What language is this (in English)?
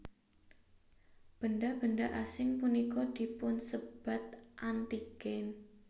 Javanese